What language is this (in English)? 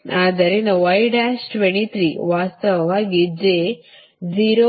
Kannada